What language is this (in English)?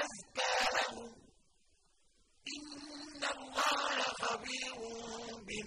Arabic